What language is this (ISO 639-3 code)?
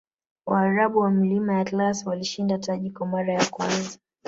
swa